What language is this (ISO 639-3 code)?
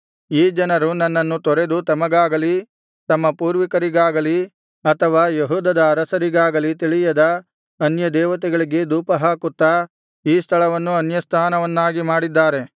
kan